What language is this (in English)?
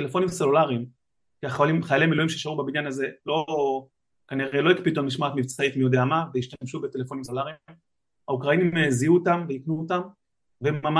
Hebrew